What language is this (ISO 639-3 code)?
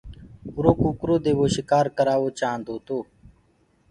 ggg